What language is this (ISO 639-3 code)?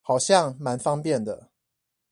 zho